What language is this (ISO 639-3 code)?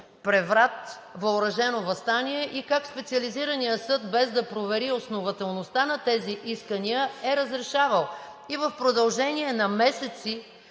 bul